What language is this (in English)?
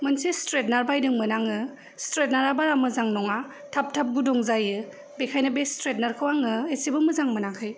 Bodo